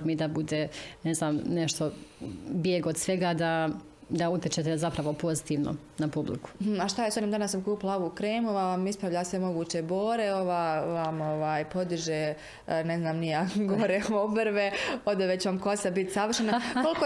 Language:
Croatian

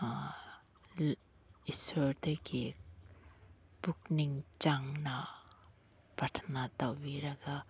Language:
Manipuri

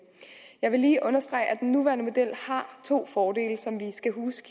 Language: Danish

